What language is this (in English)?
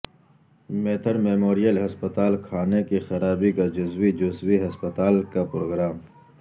Urdu